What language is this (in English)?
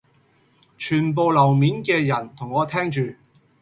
Cantonese